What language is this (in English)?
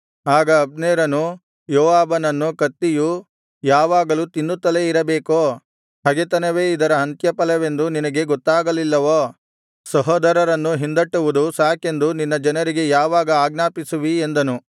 Kannada